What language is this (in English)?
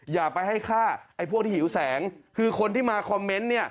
Thai